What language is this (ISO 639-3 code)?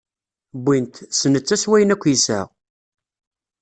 kab